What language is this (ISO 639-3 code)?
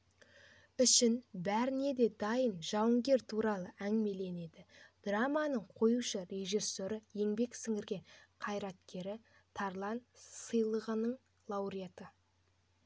kaz